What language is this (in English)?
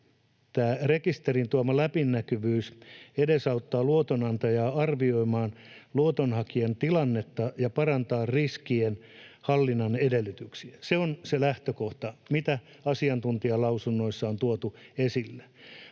Finnish